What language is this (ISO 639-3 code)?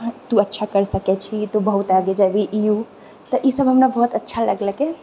mai